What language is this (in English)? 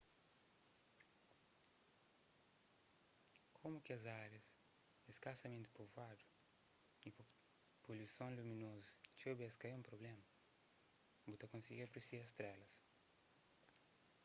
Kabuverdianu